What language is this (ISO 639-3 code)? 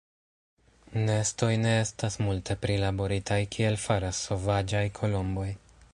epo